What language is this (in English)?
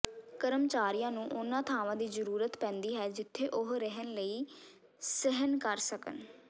Punjabi